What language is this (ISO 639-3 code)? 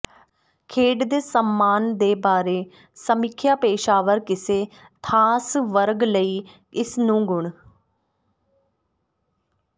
pan